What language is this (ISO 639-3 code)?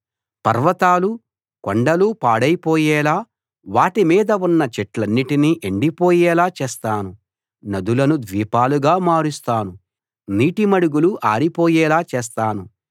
tel